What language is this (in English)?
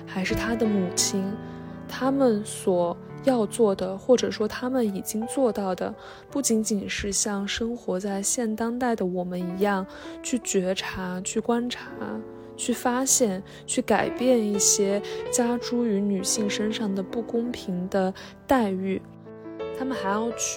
Chinese